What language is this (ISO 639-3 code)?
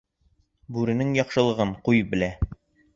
bak